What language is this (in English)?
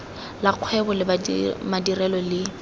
Tswana